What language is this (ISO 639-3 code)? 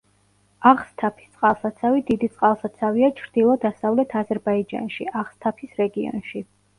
kat